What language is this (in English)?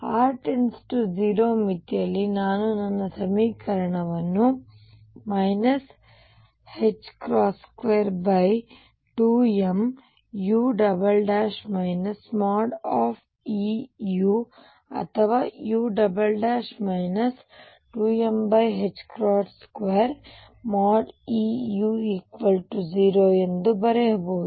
Kannada